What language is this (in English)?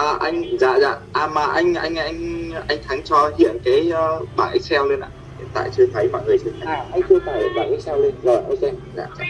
Vietnamese